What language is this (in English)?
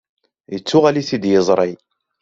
Kabyle